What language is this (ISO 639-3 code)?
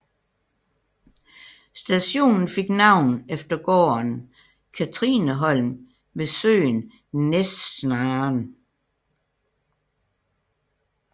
dan